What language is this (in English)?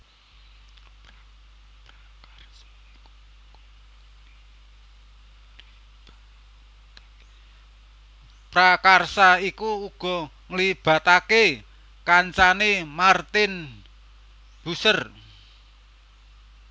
Javanese